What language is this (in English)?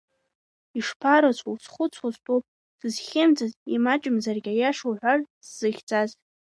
Abkhazian